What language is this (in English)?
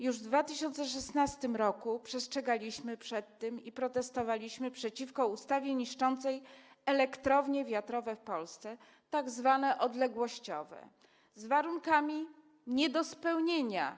Polish